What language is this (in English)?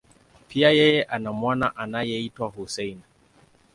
Swahili